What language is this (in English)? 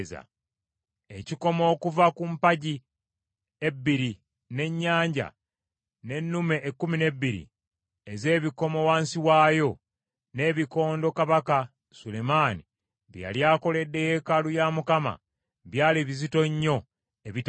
Ganda